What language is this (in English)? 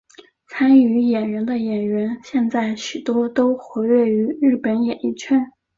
Chinese